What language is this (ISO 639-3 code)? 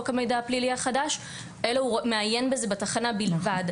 heb